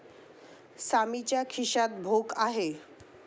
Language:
Marathi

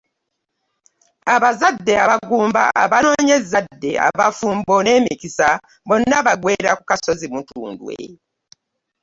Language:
Ganda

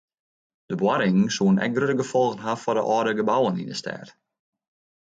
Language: Western Frisian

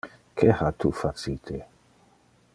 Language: Interlingua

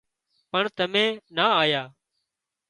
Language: Wadiyara Koli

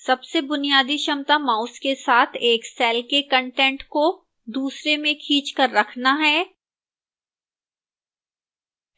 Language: Hindi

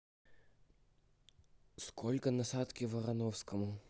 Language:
Russian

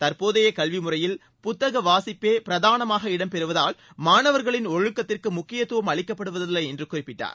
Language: Tamil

